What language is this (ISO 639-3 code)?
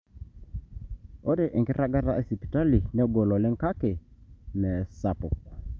mas